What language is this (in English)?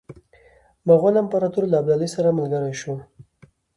Pashto